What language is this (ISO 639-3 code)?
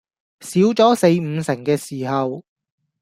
yue